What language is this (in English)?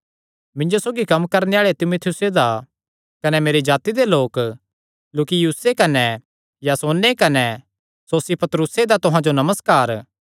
Kangri